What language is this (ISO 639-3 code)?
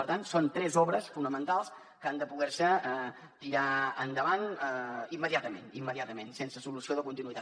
cat